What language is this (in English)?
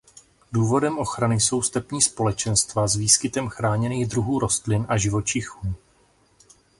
Czech